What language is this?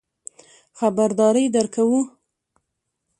Pashto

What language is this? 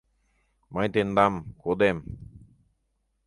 Mari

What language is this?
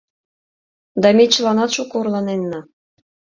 Mari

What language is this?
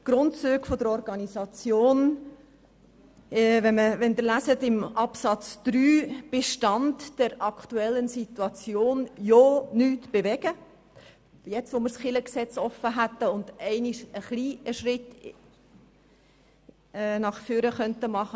Swiss German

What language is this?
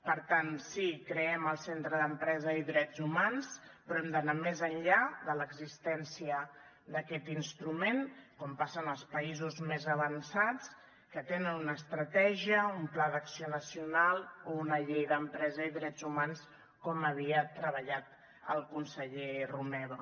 Catalan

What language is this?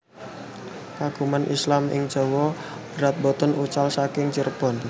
Javanese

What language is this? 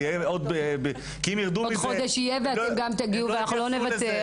Hebrew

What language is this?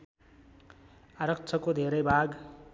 Nepali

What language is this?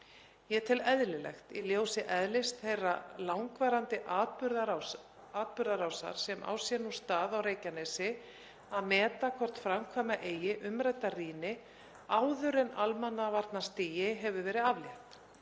Icelandic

